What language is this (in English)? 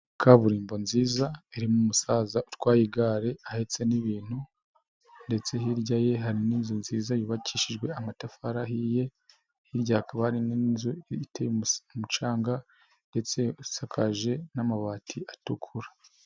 Kinyarwanda